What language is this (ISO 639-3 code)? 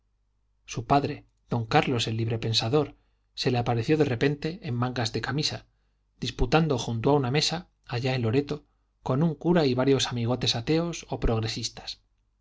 spa